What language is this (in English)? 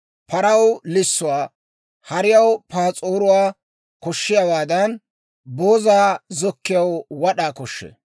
Dawro